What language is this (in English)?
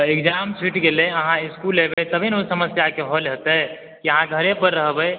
Maithili